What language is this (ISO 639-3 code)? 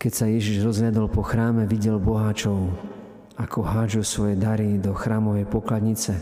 slk